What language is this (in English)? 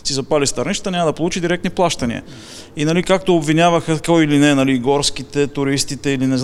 Bulgarian